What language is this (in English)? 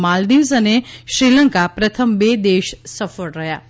Gujarati